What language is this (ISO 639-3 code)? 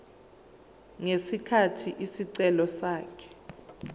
zul